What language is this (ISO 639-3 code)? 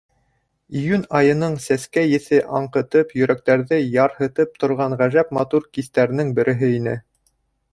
bak